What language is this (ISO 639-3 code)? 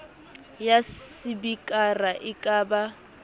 sot